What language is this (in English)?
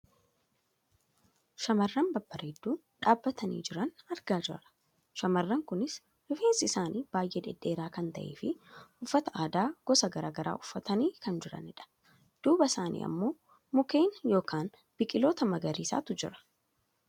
Oromo